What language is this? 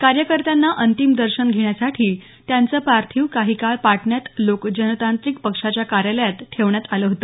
Marathi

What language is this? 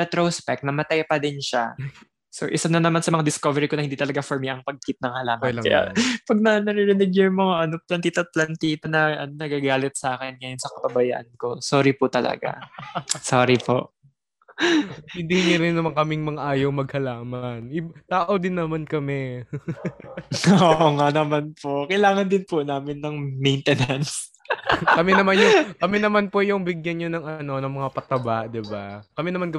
Filipino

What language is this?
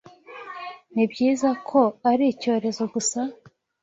Kinyarwanda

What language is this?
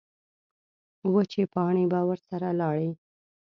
Pashto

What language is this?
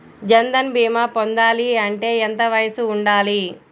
Telugu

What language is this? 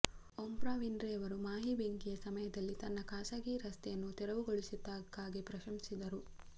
Kannada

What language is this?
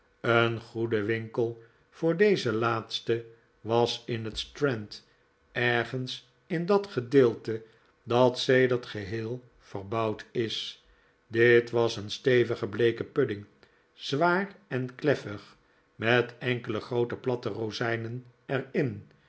Dutch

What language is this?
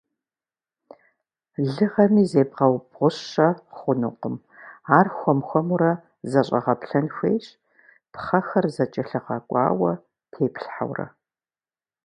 Kabardian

